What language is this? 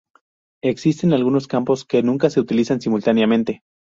Spanish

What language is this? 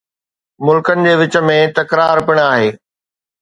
Sindhi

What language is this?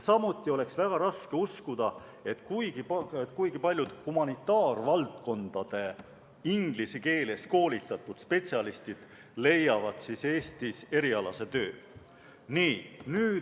Estonian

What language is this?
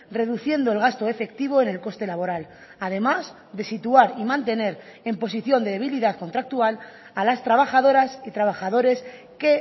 Spanish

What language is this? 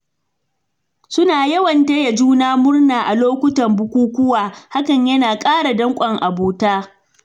Hausa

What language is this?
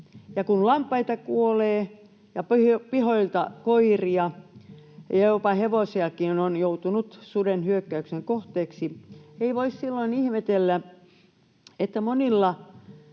Finnish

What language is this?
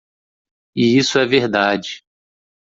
Portuguese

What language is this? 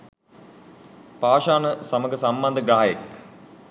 Sinhala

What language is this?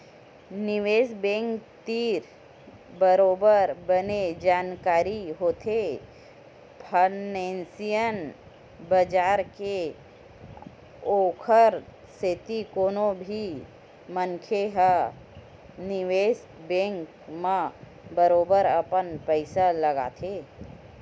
Chhattisgarhi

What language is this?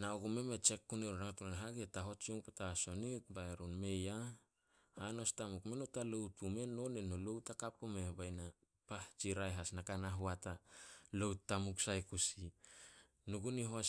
Solos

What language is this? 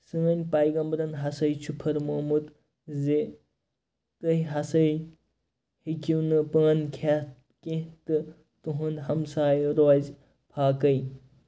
Kashmiri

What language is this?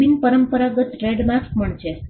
Gujarati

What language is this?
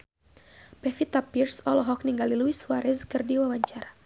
Sundanese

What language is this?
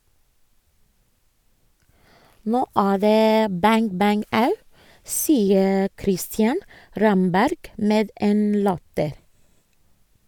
Norwegian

